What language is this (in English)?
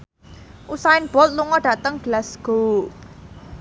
Javanese